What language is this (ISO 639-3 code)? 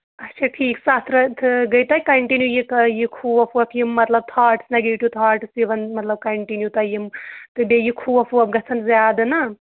kas